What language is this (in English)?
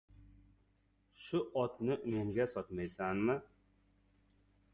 Uzbek